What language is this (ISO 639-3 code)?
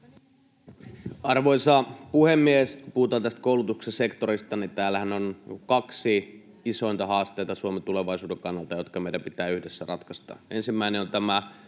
fin